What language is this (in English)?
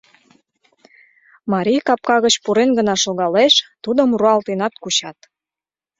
Mari